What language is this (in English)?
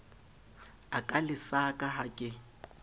Southern Sotho